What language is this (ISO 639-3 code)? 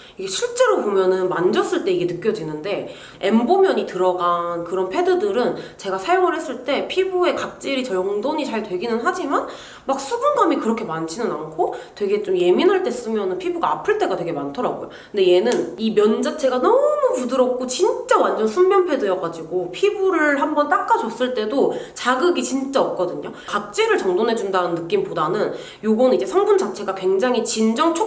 kor